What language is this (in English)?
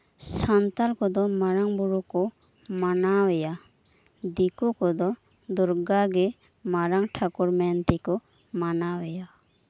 Santali